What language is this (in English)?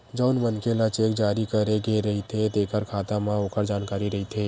Chhattisgarhi